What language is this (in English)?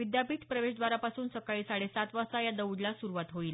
Marathi